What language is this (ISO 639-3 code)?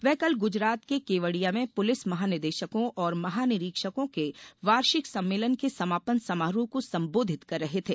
hin